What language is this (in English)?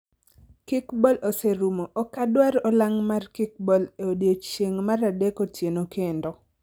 Luo (Kenya and Tanzania)